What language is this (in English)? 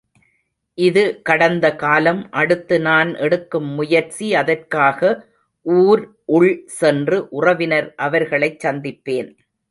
Tamil